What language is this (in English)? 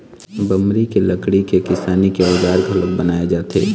Chhattisgarhi